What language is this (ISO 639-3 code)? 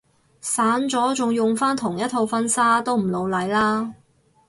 yue